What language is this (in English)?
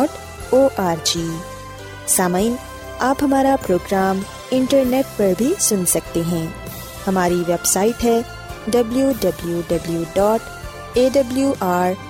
Urdu